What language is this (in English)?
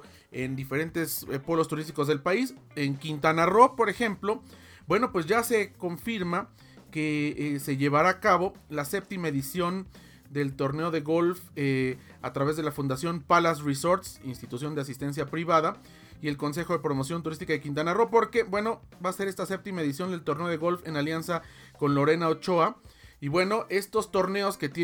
Spanish